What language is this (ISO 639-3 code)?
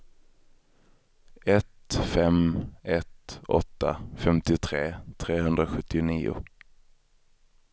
swe